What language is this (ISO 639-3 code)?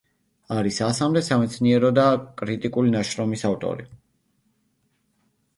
kat